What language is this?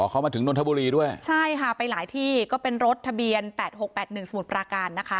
Thai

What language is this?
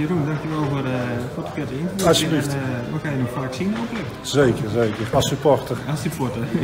Dutch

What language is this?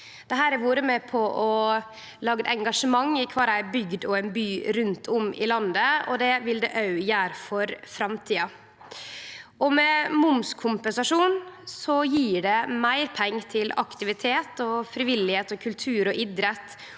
Norwegian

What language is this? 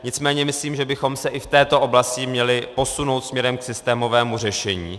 Czech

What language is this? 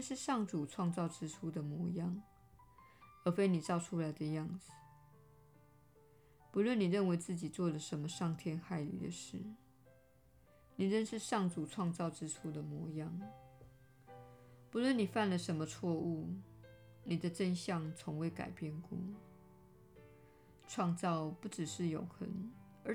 Chinese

